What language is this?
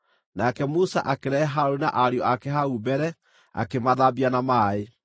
Kikuyu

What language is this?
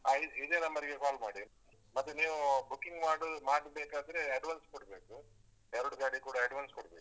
Kannada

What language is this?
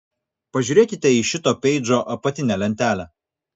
Lithuanian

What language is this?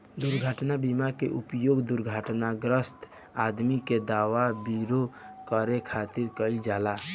Bhojpuri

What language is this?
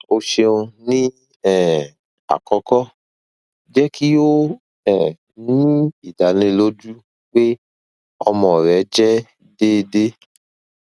Yoruba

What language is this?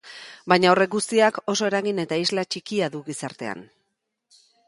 Basque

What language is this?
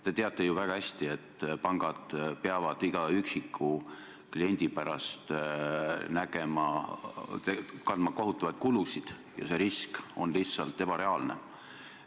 Estonian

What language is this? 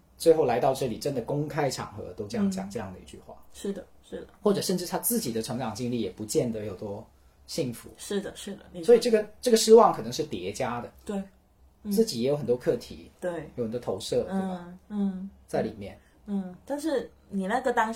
Chinese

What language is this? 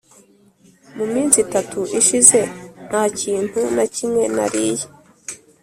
Kinyarwanda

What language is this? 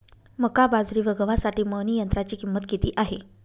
Marathi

